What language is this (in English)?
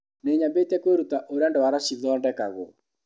Kikuyu